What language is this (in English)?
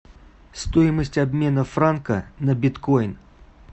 Russian